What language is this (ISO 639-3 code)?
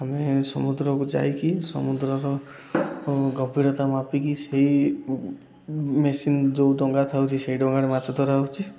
ori